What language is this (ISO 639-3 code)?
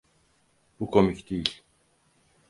tur